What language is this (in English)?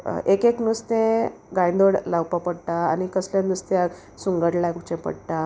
Konkani